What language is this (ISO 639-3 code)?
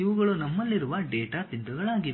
kan